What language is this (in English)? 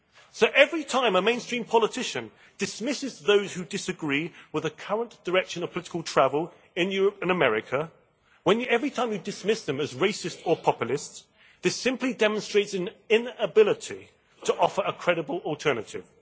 English